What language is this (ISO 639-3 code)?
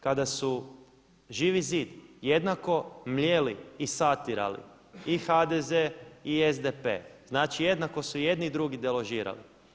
hrv